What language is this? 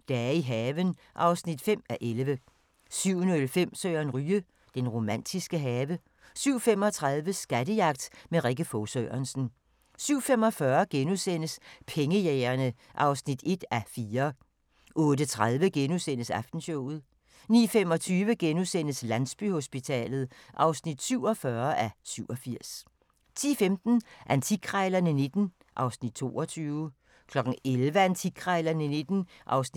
Danish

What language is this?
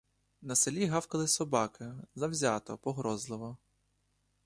Ukrainian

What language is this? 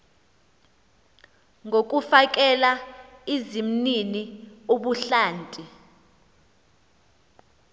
Xhosa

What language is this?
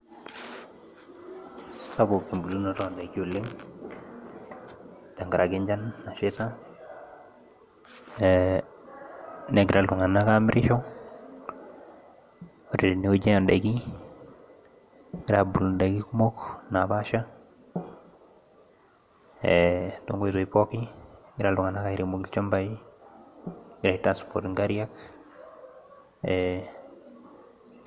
Masai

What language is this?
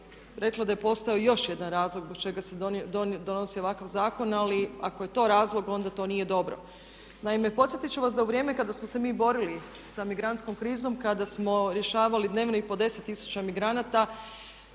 Croatian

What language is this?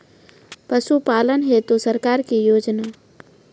Maithili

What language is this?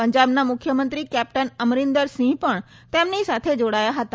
Gujarati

